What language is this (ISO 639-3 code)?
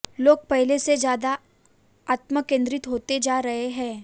hin